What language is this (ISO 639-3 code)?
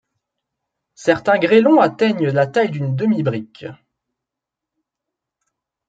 fra